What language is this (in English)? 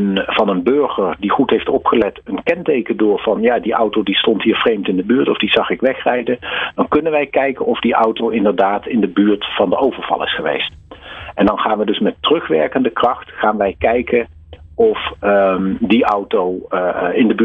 Dutch